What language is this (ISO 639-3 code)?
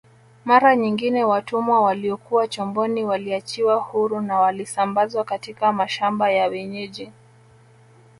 swa